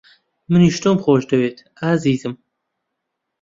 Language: Central Kurdish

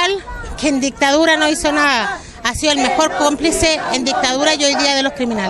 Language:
Spanish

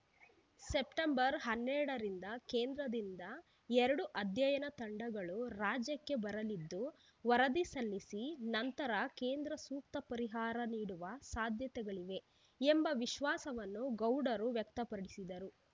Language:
Kannada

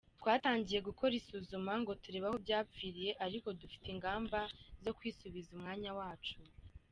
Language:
Kinyarwanda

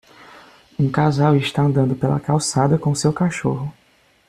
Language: Portuguese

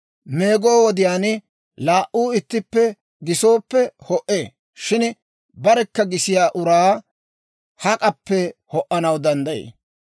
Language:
Dawro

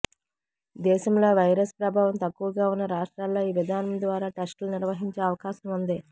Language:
Telugu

